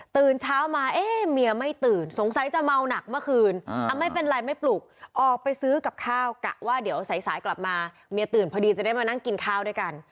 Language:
Thai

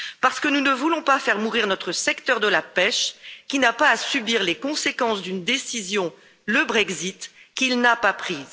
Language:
French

